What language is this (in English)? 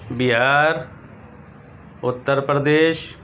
Urdu